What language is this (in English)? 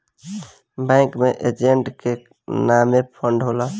Bhojpuri